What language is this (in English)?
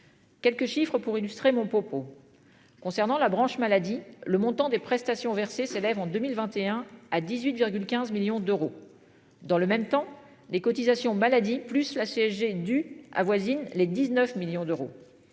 French